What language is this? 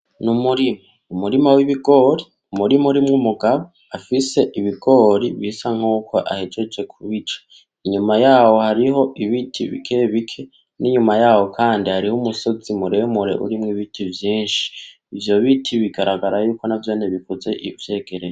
Rundi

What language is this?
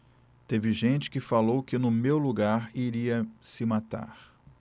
Portuguese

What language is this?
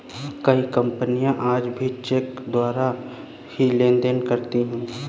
Hindi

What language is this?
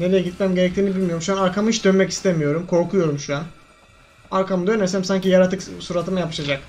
Turkish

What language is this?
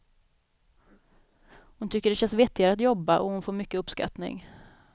Swedish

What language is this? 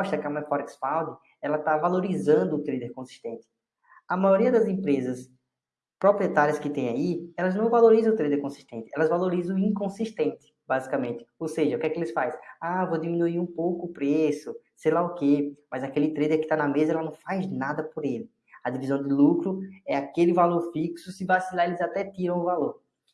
Portuguese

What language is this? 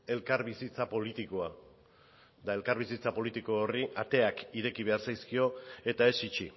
Basque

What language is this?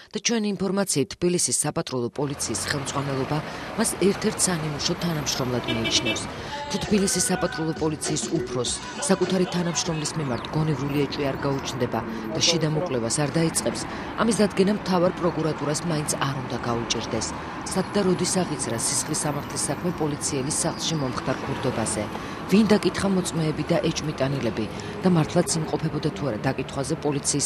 Romanian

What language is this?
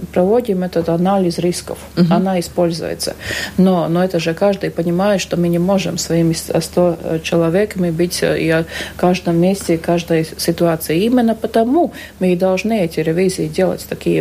Russian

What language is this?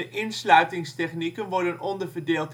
Dutch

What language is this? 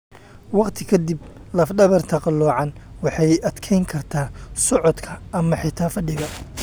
Somali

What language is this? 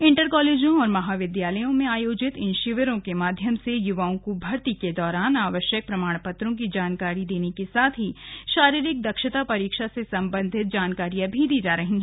Hindi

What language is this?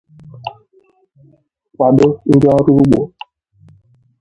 Igbo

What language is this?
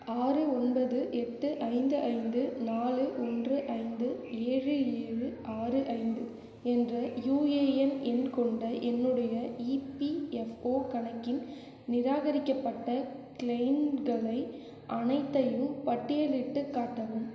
Tamil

